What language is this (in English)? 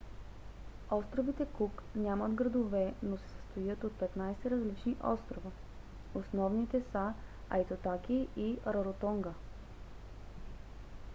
Bulgarian